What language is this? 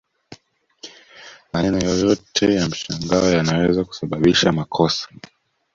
Swahili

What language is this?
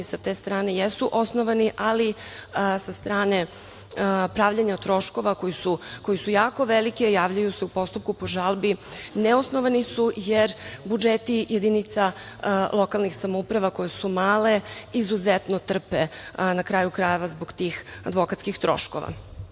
Serbian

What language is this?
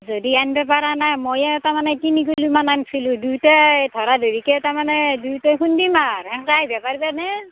Assamese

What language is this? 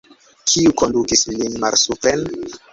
Esperanto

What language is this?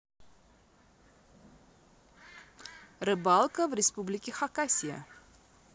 Russian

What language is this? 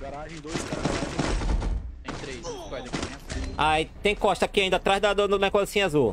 Portuguese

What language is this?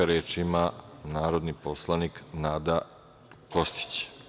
Serbian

